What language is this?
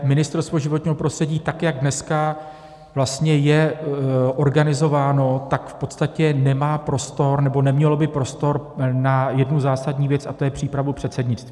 Czech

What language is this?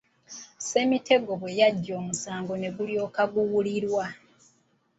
Ganda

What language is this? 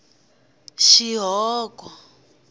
Tsonga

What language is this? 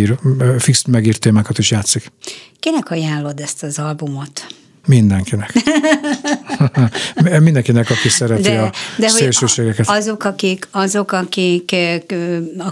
Hungarian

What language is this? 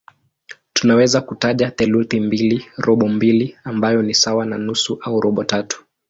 Swahili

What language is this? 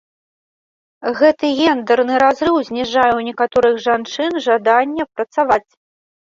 Belarusian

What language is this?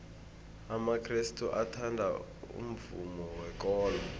South Ndebele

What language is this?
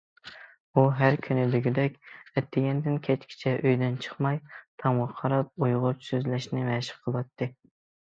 Uyghur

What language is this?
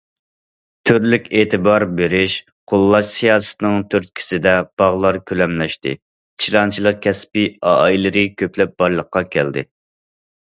Uyghur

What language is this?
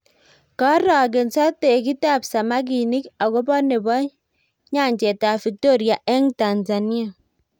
Kalenjin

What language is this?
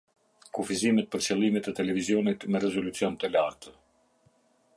Albanian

